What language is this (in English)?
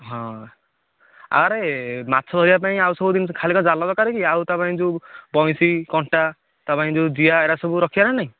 Odia